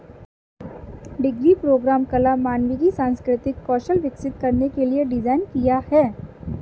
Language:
Hindi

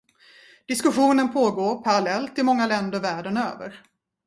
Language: Swedish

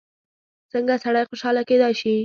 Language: Pashto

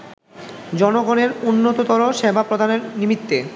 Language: Bangla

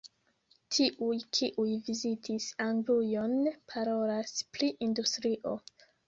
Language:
Esperanto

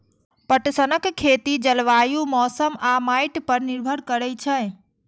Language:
Maithili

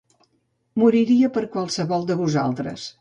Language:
Catalan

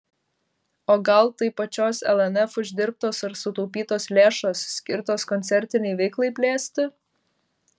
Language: Lithuanian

